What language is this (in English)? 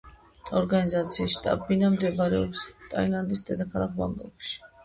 Georgian